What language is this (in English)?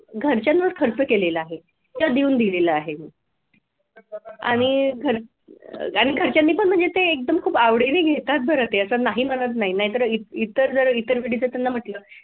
Marathi